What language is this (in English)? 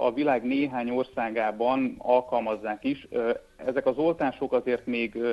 Hungarian